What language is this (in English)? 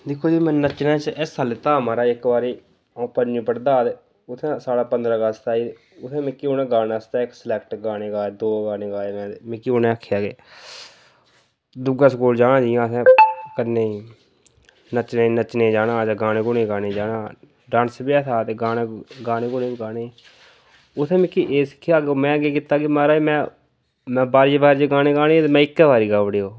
Dogri